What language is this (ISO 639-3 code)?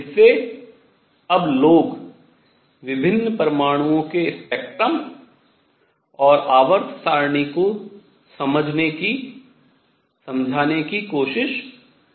hin